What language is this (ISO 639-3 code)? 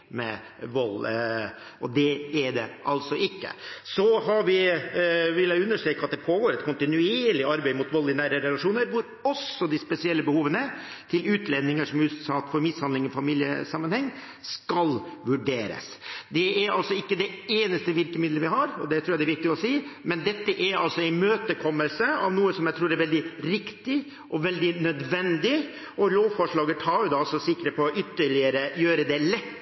nob